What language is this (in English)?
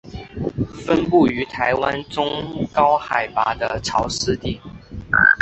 Chinese